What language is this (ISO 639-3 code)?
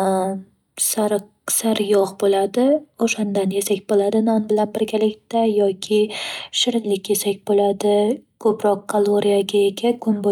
uzb